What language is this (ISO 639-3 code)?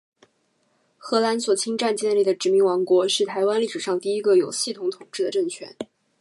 zho